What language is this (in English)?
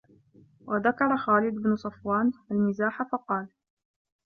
Arabic